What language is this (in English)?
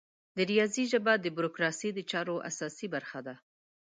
Pashto